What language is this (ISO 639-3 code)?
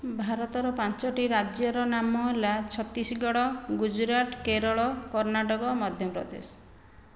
ori